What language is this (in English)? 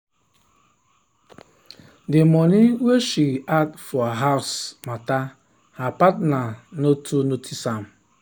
Nigerian Pidgin